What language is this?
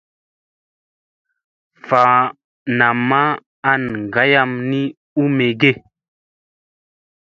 Musey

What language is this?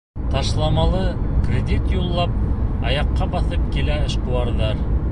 Bashkir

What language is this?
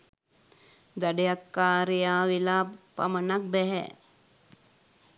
Sinhala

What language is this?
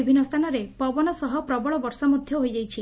Odia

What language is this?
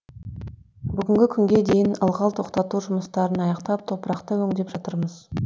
Kazakh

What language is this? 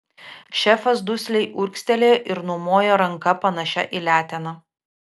Lithuanian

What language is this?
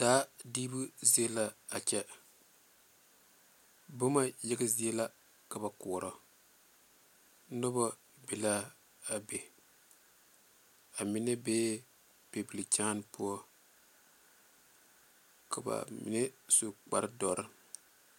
Southern Dagaare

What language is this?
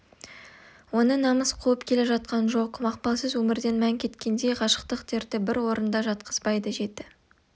Kazakh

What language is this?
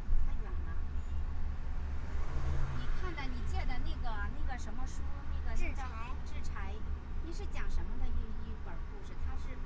Chinese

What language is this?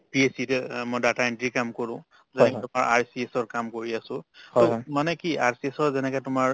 Assamese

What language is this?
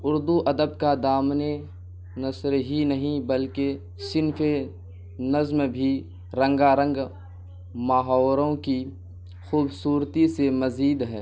Urdu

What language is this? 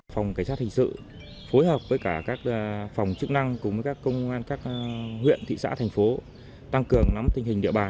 Vietnamese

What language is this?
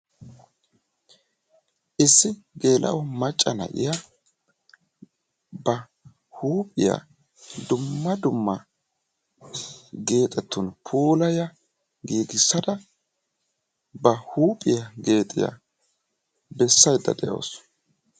Wolaytta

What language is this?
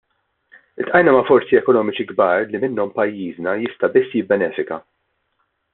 Maltese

